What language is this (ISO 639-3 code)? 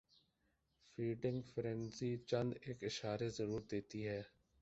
urd